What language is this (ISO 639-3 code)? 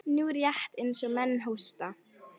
isl